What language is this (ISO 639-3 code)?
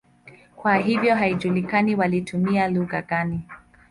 swa